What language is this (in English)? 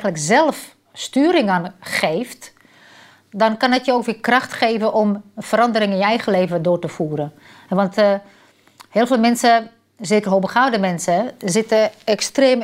Dutch